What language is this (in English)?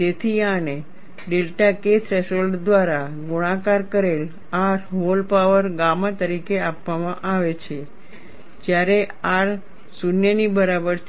Gujarati